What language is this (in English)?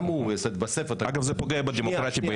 Hebrew